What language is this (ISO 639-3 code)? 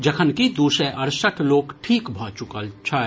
mai